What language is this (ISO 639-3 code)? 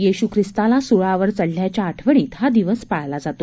mar